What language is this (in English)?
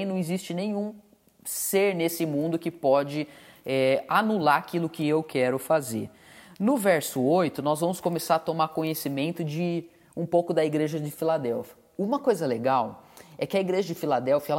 Portuguese